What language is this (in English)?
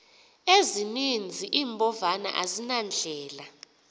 Xhosa